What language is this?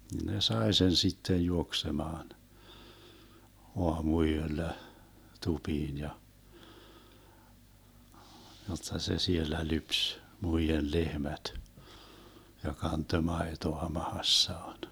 Finnish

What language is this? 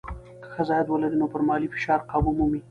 Pashto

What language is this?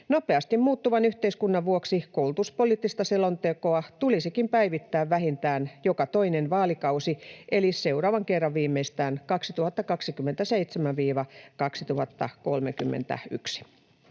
Finnish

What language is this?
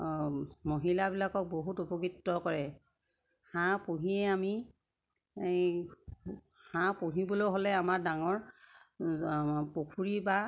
Assamese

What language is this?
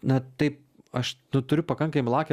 Lithuanian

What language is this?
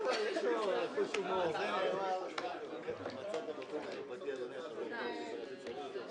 Hebrew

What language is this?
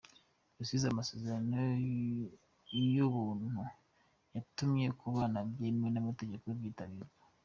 Kinyarwanda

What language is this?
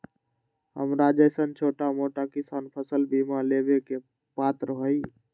Magahi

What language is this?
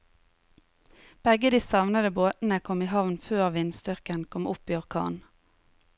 Norwegian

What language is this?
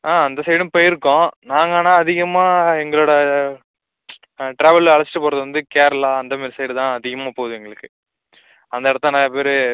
Tamil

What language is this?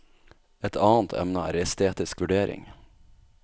Norwegian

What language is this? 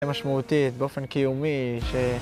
Hebrew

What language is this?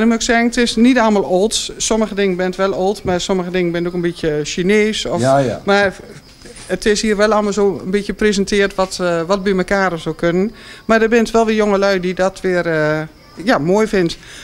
Dutch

